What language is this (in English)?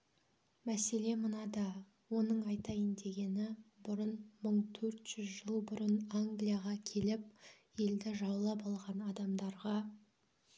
Kazakh